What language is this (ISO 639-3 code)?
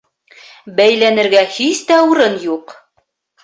bak